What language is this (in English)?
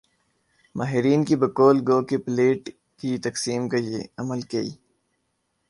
Urdu